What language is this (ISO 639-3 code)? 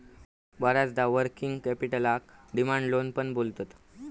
mar